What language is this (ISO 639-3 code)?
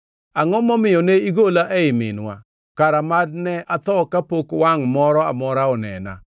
luo